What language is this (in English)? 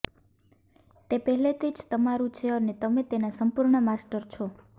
Gujarati